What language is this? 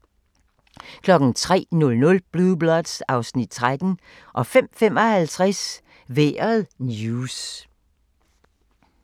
Danish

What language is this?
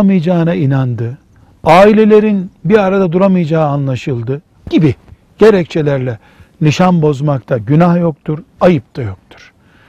Turkish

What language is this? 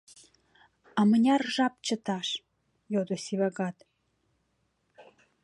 Mari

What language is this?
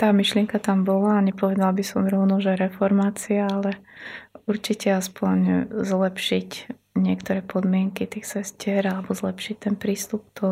Slovak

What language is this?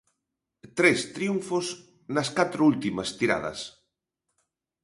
Galician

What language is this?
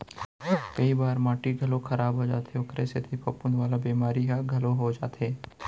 Chhattisgarhi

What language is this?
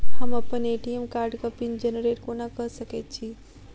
Maithili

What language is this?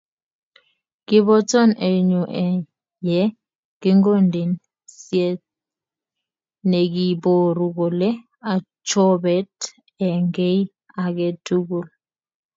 Kalenjin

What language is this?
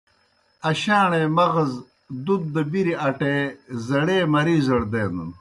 Kohistani Shina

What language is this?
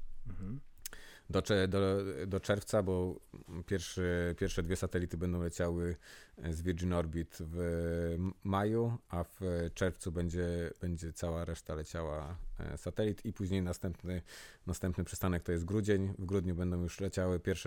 Polish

